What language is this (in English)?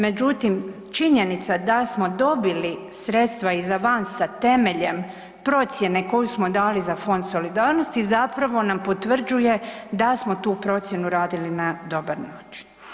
Croatian